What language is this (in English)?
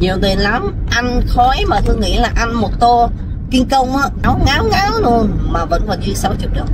Vietnamese